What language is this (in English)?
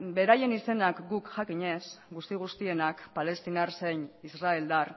Basque